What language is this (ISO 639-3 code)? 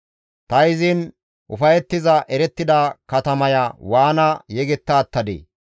gmv